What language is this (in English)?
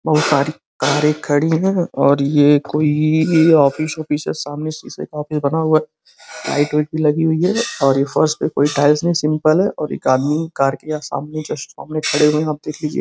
Hindi